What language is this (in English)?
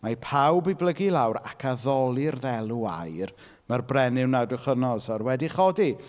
Welsh